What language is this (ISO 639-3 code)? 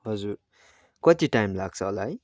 nep